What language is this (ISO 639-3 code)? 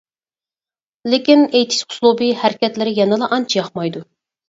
uig